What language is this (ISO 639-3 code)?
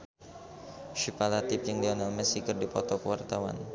sun